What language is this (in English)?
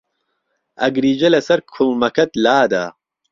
Central Kurdish